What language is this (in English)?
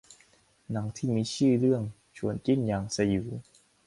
Thai